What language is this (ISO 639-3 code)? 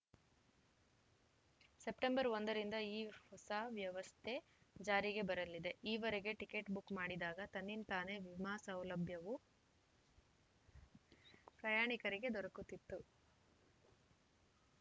kan